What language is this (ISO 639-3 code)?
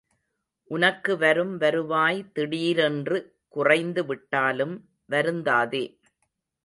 tam